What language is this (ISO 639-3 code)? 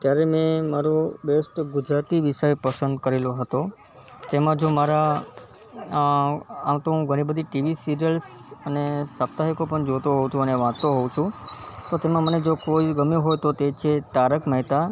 guj